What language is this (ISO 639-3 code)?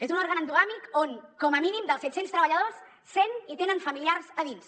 cat